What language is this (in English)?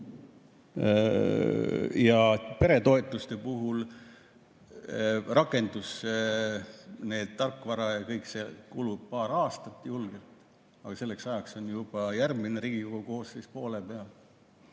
Estonian